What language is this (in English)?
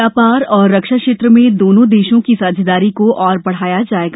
Hindi